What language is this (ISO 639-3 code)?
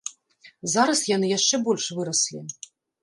bel